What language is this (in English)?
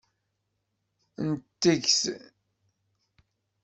Kabyle